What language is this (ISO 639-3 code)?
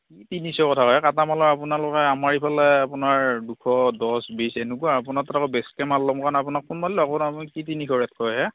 asm